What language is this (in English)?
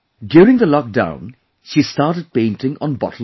English